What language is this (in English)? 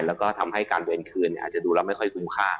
Thai